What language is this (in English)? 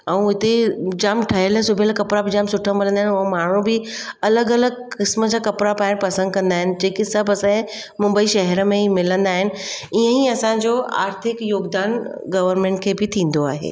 Sindhi